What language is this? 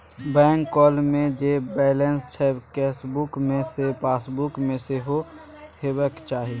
Maithili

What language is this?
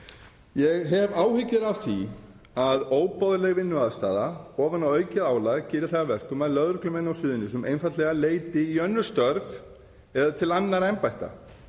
Icelandic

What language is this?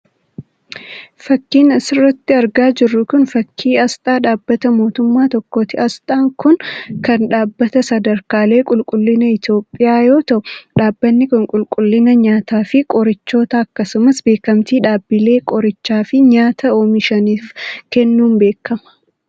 Oromo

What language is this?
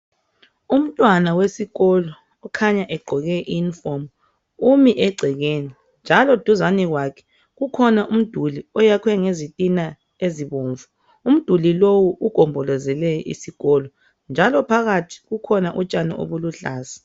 North Ndebele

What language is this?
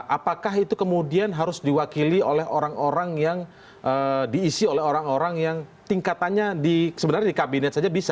Indonesian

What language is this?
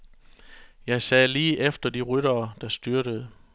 Danish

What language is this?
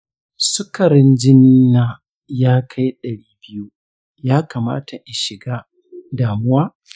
Hausa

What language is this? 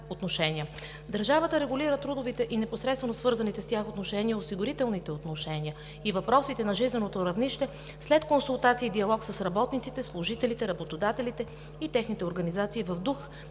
Bulgarian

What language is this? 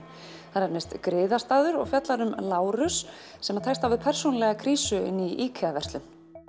Icelandic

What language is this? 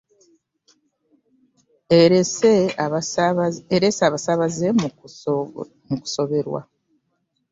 Ganda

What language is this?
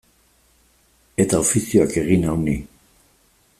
Basque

